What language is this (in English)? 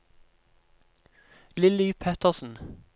Norwegian